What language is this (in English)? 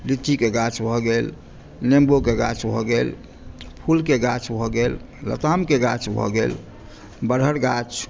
Maithili